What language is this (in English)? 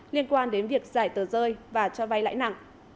Vietnamese